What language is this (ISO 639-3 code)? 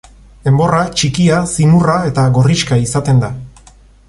eus